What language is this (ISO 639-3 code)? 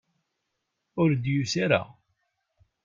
kab